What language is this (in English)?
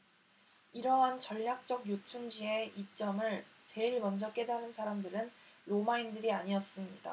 Korean